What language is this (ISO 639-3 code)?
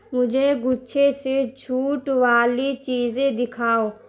urd